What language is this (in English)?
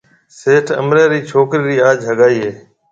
Marwari (Pakistan)